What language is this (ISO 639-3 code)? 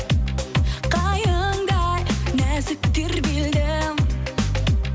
kaz